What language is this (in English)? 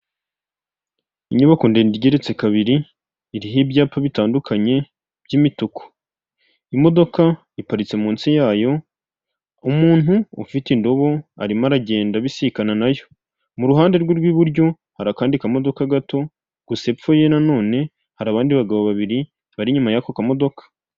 Kinyarwanda